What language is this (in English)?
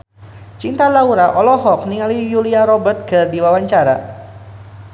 Sundanese